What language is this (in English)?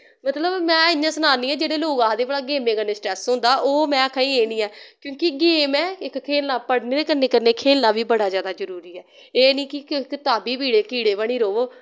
Dogri